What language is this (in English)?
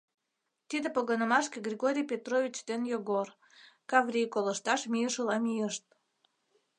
Mari